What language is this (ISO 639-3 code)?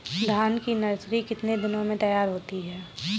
hin